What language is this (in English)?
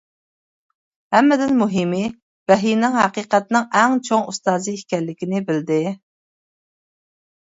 Uyghur